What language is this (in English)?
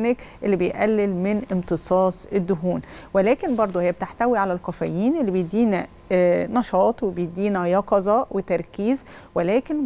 Arabic